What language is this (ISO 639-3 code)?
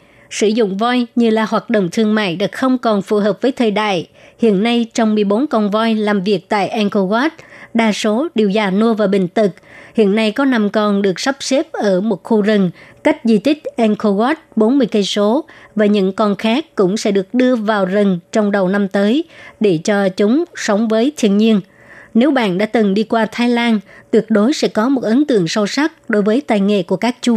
vie